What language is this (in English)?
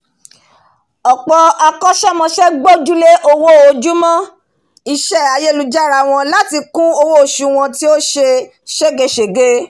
Yoruba